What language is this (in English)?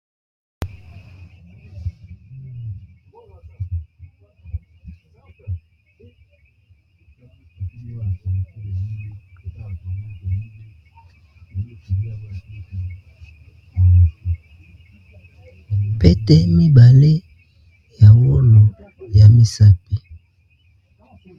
Lingala